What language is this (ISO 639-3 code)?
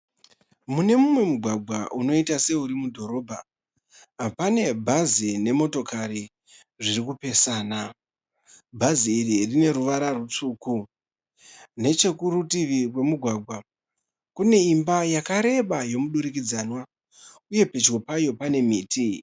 sna